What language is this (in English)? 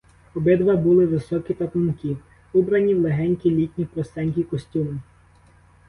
Ukrainian